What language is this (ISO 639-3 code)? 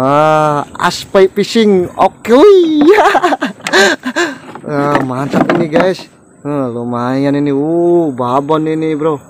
ind